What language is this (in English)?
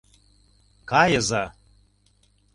Mari